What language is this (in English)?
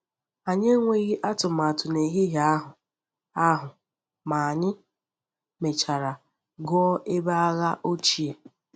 Igbo